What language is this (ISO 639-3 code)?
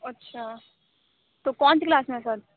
urd